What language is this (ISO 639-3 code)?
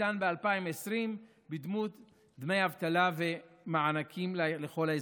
heb